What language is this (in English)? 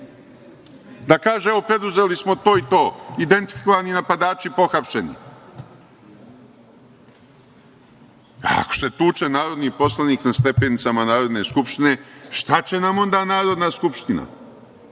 Serbian